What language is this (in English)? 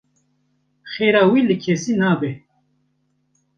Kurdish